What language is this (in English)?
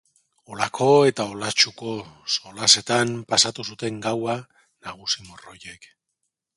Basque